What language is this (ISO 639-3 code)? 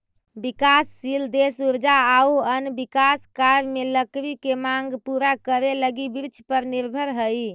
mag